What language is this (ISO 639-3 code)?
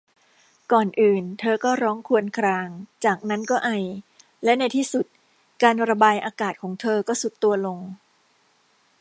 tha